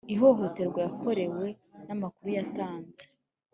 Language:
Kinyarwanda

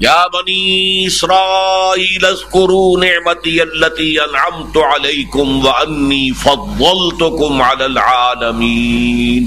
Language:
Urdu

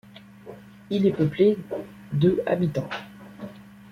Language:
French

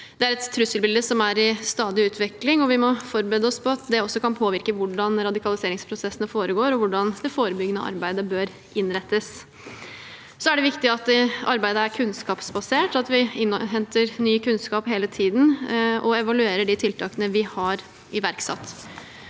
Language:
Norwegian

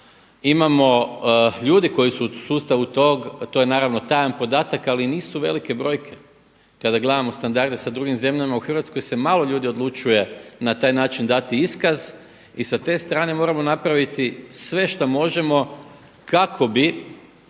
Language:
Croatian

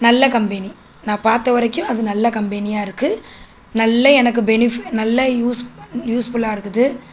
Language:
Tamil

